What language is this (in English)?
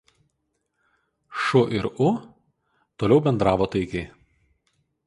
Lithuanian